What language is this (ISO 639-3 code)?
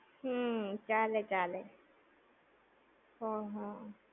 guj